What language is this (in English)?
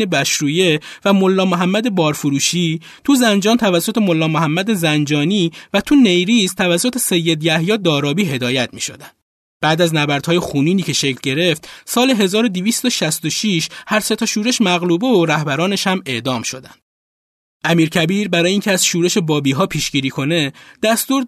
Persian